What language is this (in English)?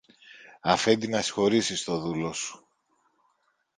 Greek